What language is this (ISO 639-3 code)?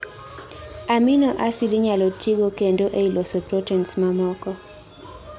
luo